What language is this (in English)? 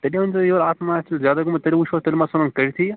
Kashmiri